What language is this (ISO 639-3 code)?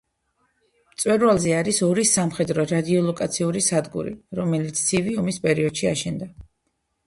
kat